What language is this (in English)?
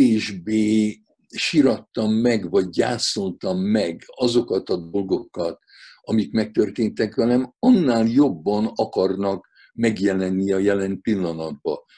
Hungarian